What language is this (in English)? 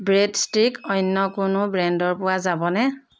Assamese